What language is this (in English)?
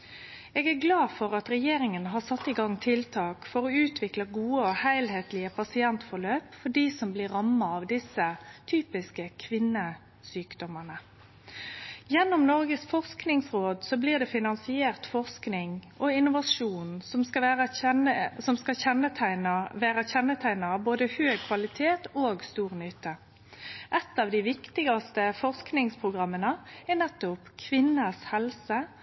Norwegian Nynorsk